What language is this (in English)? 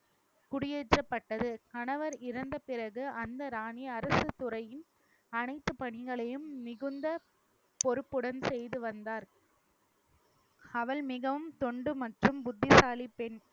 Tamil